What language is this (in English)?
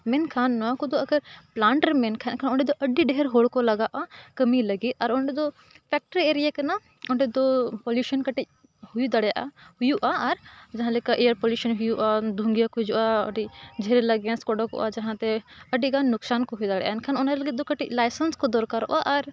Santali